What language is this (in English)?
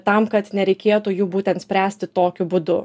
Lithuanian